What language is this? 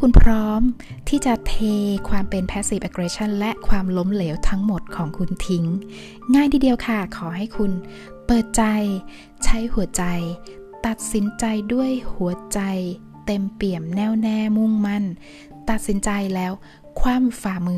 Thai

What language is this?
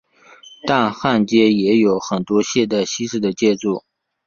Chinese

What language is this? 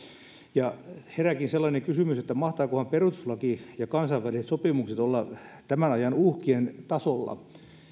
Finnish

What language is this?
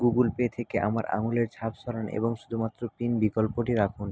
Bangla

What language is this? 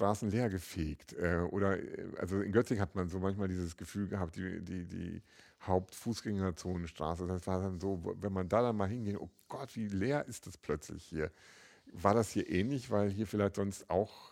German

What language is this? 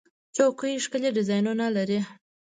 Pashto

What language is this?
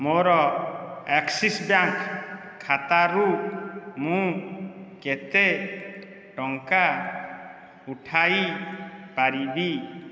Odia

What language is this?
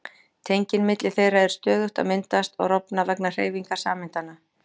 Icelandic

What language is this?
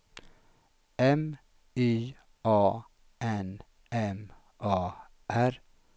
Swedish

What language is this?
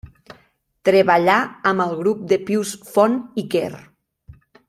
Catalan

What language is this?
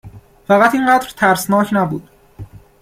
Persian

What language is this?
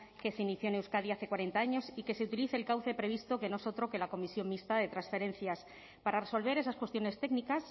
Spanish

